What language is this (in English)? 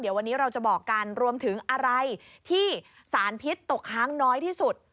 Thai